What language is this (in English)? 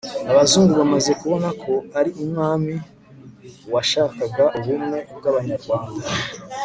Kinyarwanda